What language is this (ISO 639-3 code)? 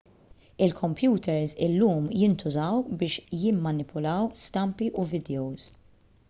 mlt